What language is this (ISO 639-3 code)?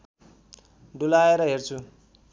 nep